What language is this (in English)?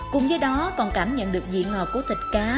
Vietnamese